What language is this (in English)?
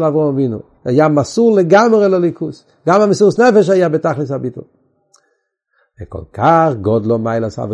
Hebrew